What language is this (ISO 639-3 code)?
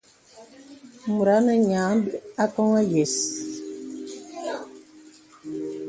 beb